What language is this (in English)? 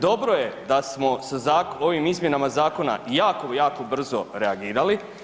Croatian